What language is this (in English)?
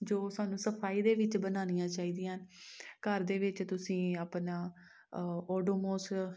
Punjabi